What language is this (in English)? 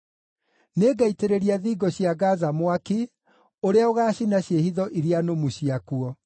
Kikuyu